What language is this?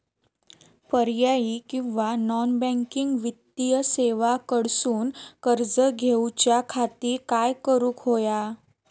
Marathi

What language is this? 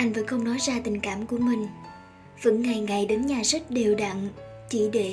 Vietnamese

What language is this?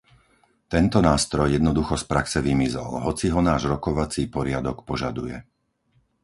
Slovak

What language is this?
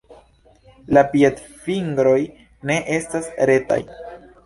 Esperanto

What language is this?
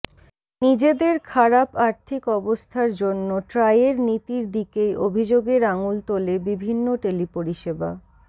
Bangla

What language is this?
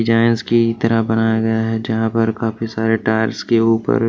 Hindi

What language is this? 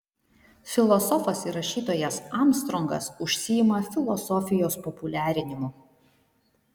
Lithuanian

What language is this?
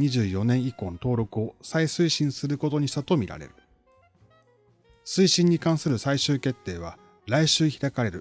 Japanese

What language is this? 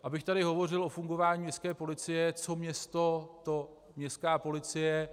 Czech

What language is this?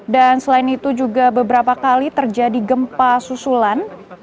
Indonesian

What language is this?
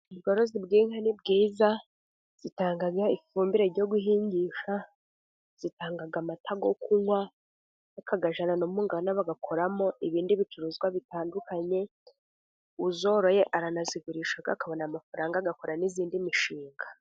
Kinyarwanda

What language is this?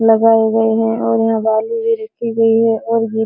Hindi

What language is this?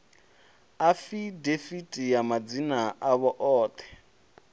Venda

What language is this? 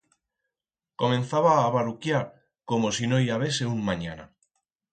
Aragonese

